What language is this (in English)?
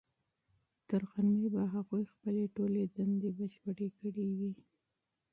Pashto